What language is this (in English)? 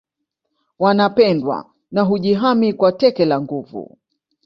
Swahili